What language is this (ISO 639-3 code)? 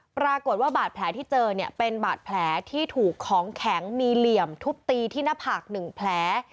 tha